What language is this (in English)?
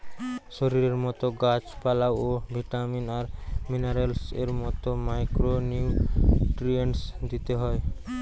Bangla